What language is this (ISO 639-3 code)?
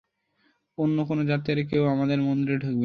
ben